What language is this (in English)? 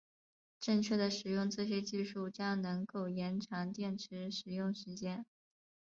Chinese